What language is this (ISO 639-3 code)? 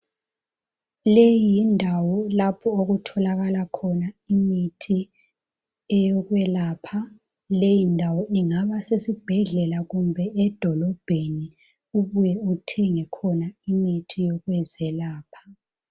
nde